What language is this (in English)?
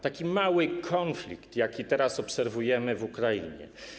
Polish